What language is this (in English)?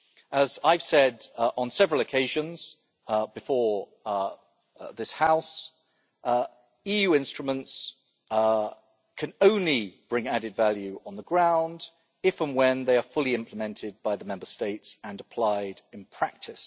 English